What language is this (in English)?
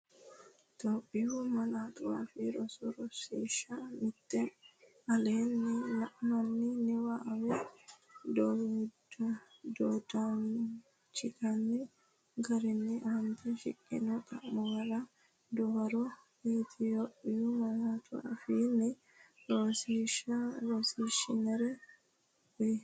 Sidamo